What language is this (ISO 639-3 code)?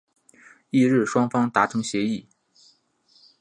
zho